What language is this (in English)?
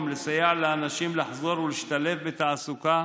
Hebrew